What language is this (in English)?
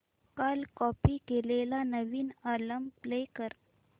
Marathi